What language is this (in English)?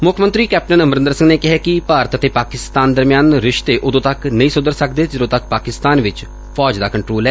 Punjabi